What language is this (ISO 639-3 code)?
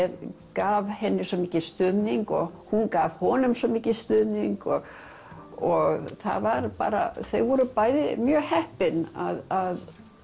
isl